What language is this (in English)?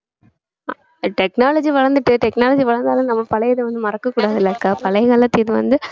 Tamil